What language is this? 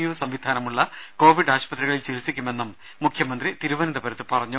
Malayalam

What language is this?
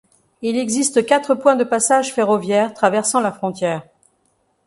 French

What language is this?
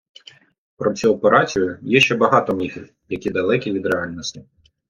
Ukrainian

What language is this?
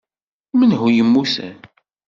Kabyle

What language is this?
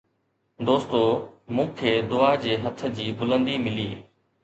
Sindhi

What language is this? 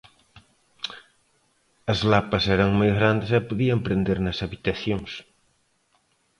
Galician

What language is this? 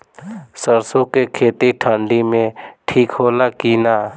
Bhojpuri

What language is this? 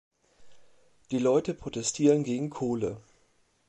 German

